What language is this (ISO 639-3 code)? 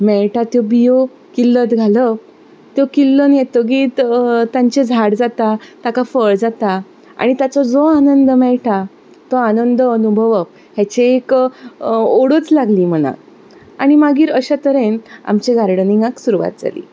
kok